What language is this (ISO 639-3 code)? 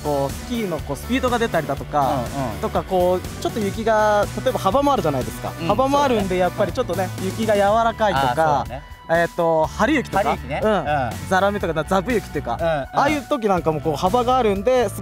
jpn